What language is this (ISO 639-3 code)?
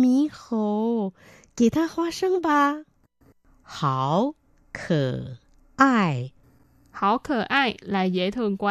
vie